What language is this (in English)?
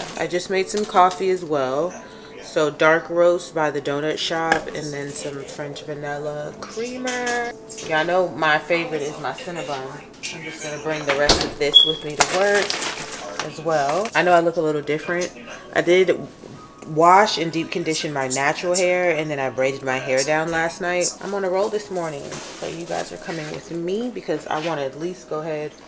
English